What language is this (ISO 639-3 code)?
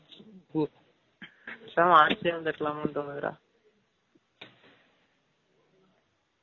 tam